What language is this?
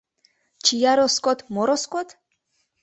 Mari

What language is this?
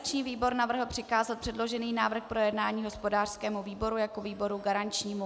Czech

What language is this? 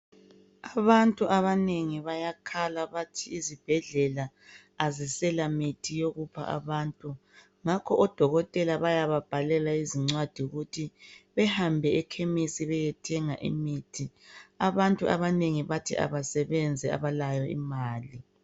North Ndebele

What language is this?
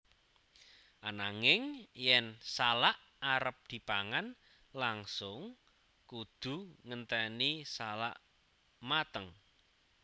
Javanese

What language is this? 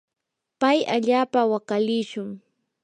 Yanahuanca Pasco Quechua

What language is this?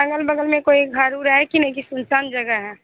Hindi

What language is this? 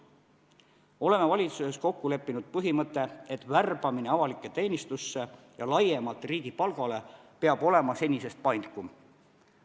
Estonian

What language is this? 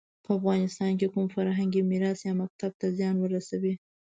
Pashto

